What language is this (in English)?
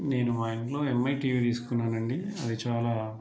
Telugu